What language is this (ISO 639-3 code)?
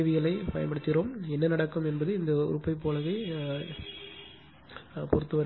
tam